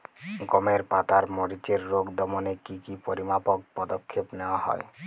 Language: Bangla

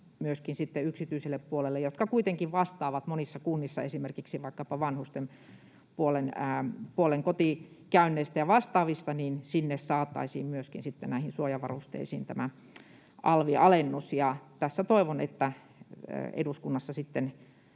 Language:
Finnish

